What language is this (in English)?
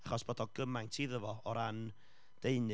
Welsh